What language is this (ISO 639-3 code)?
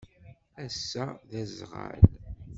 kab